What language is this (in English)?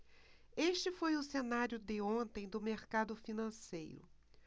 Portuguese